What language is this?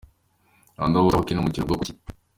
Kinyarwanda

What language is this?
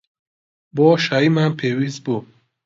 Central Kurdish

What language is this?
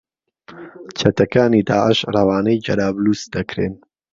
Central Kurdish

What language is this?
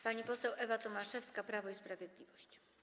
Polish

